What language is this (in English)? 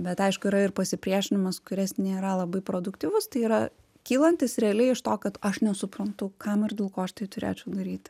Lithuanian